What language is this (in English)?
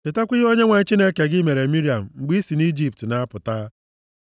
Igbo